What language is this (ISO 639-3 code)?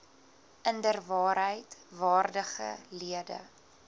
afr